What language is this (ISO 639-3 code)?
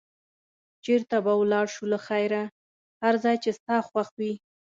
pus